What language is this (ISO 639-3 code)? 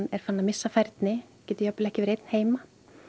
isl